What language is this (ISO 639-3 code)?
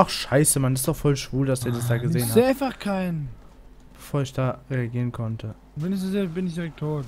deu